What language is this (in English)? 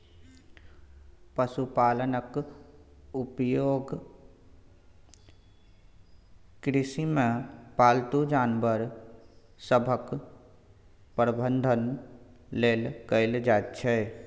Maithili